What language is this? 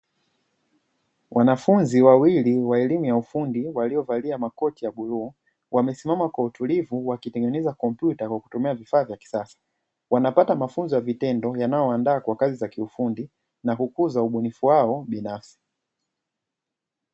Swahili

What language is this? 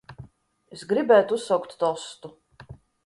Latvian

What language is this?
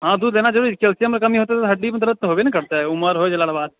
Maithili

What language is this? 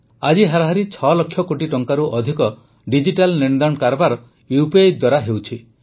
Odia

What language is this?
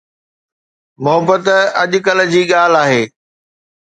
Sindhi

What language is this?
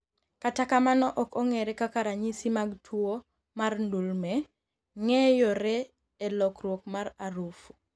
Luo (Kenya and Tanzania)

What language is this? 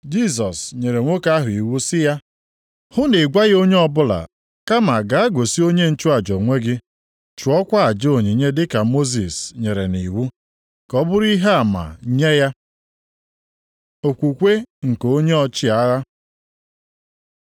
Igbo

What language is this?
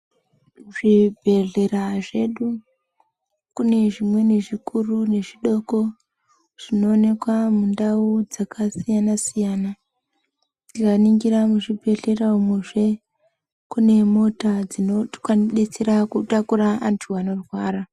Ndau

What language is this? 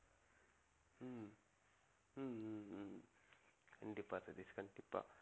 Tamil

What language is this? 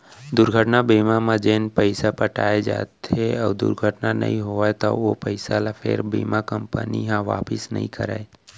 Chhattisgarhi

